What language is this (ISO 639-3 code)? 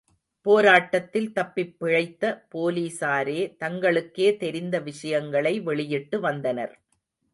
tam